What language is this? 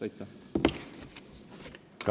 Estonian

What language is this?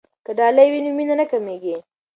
Pashto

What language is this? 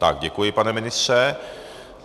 Czech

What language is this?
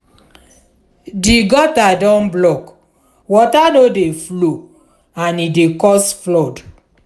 Nigerian Pidgin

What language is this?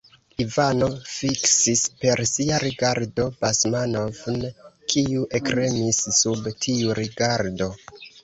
Esperanto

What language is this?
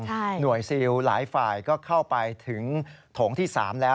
Thai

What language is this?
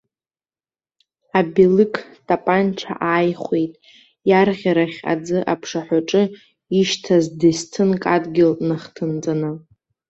Abkhazian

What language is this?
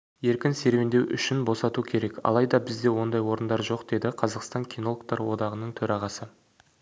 Kazakh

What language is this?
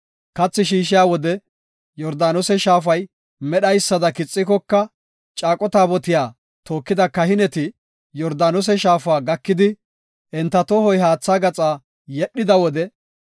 Gofa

